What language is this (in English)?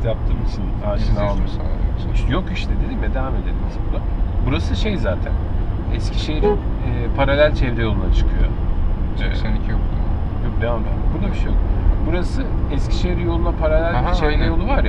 Turkish